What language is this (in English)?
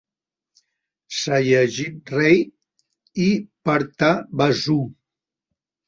Catalan